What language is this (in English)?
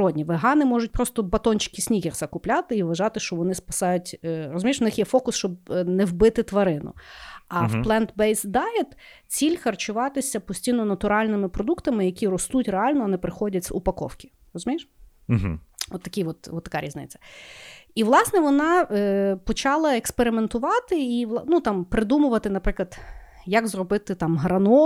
Ukrainian